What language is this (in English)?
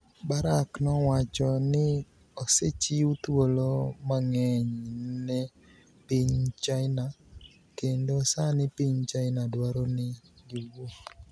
Luo (Kenya and Tanzania)